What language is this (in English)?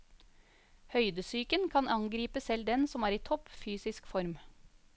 Norwegian